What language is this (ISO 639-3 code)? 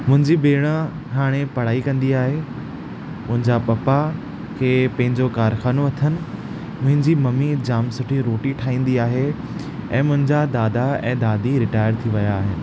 snd